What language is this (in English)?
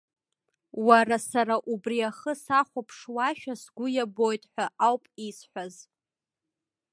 Abkhazian